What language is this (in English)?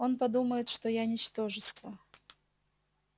Russian